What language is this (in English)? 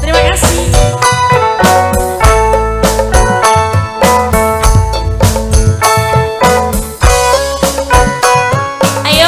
Indonesian